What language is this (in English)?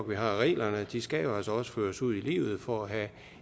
Danish